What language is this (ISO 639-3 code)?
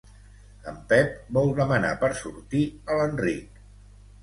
cat